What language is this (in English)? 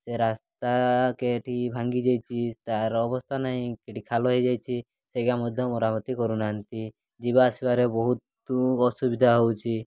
Odia